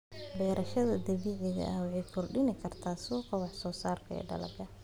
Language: Somali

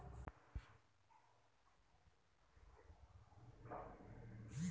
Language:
Marathi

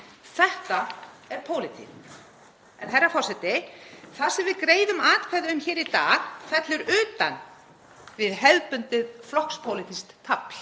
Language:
Icelandic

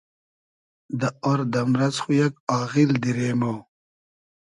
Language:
Hazaragi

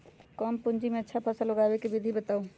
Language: Magahi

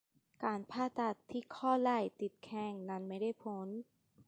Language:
Thai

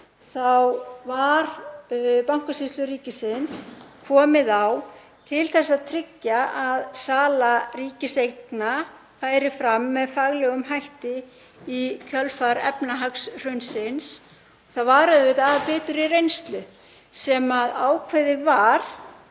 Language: Icelandic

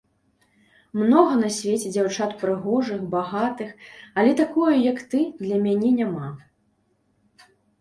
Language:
Belarusian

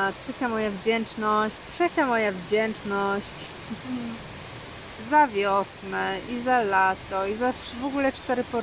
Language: Polish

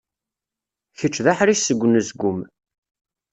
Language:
Kabyle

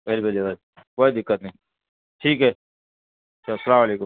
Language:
Urdu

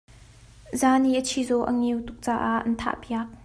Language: Hakha Chin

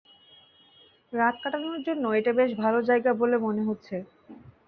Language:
Bangla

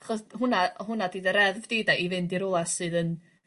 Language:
Welsh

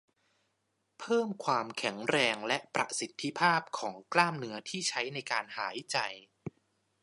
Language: Thai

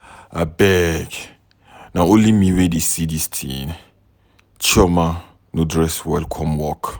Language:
Nigerian Pidgin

